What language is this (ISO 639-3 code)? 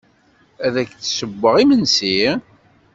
kab